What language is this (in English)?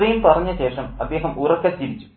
Malayalam